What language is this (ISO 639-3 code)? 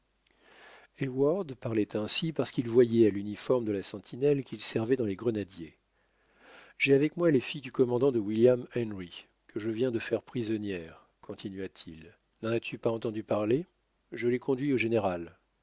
fra